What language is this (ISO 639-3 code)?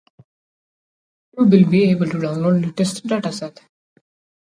eng